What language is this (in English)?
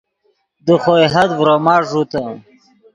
Yidgha